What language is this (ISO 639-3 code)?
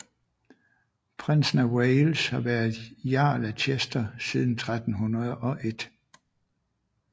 dan